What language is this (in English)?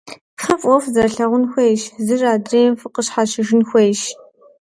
Kabardian